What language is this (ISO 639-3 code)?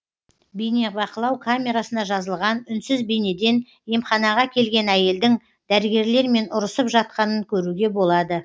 kaz